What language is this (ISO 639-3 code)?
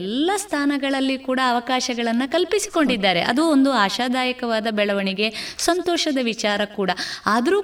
kan